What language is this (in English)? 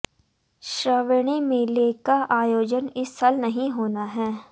Hindi